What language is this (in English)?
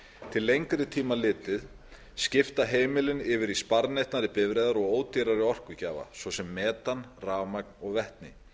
Icelandic